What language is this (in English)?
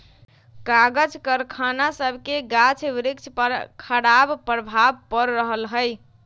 Magahi